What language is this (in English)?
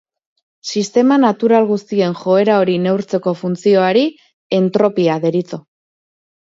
Basque